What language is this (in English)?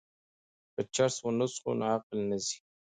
Pashto